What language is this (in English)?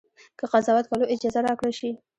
Pashto